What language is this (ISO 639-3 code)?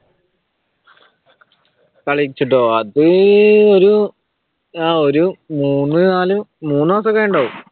mal